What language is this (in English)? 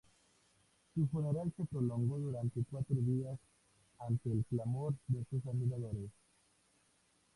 Spanish